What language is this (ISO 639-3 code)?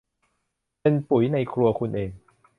tha